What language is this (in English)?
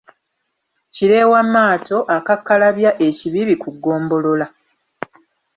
Ganda